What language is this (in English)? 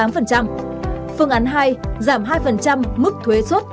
Vietnamese